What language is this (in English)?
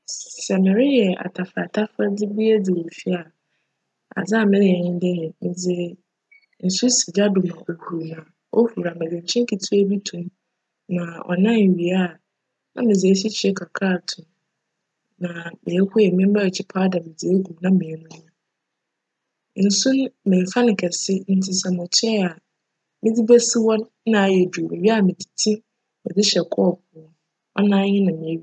Akan